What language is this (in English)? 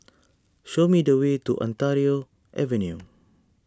English